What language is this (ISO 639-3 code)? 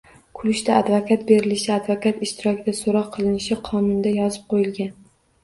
uzb